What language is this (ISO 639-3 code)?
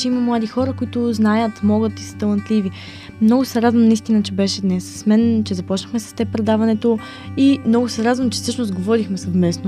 bul